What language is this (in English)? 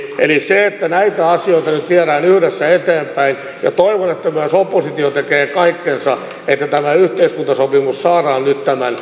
Finnish